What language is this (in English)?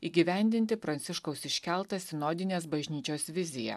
Lithuanian